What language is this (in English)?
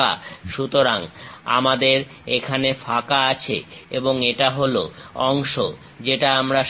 Bangla